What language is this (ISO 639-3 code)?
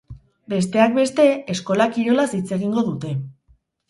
eus